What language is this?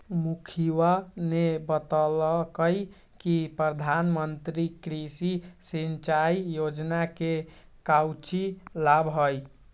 Magahi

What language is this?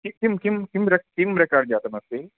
Sanskrit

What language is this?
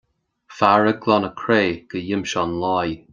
Irish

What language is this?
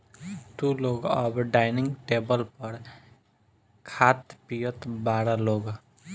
Bhojpuri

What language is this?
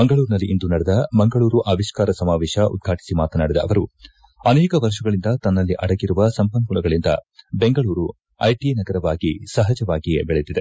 Kannada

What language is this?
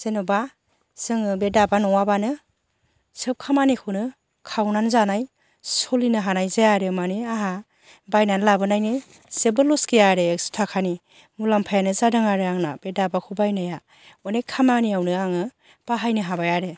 Bodo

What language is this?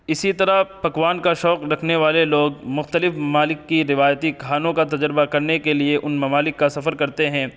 Urdu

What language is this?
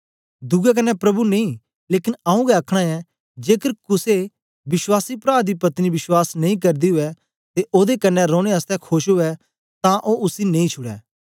Dogri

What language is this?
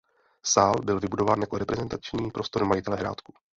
Czech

